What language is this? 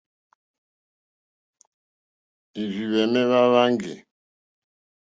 Mokpwe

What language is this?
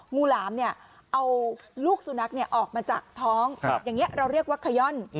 Thai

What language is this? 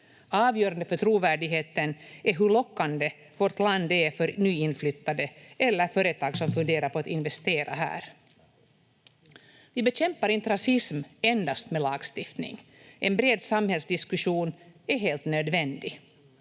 Finnish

